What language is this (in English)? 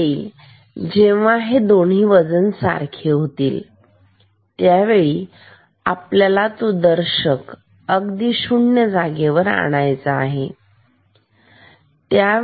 Marathi